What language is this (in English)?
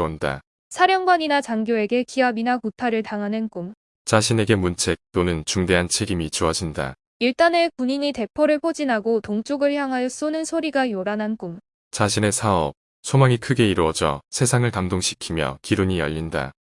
Korean